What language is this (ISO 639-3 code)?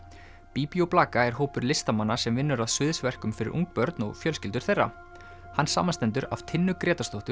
isl